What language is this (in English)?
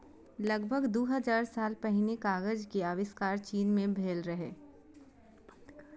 Maithili